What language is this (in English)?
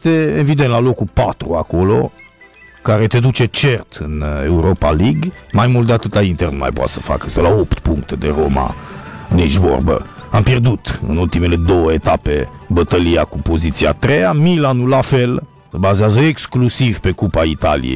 Romanian